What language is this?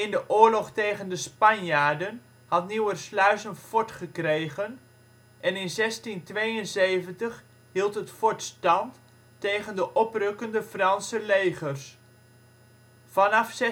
Dutch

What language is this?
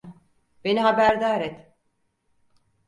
Turkish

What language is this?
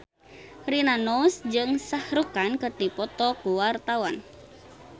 Sundanese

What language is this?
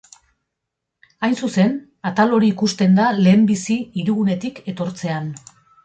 Basque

